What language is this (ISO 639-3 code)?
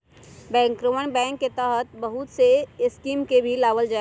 mag